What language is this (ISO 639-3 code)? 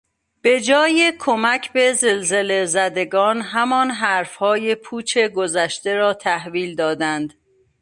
fas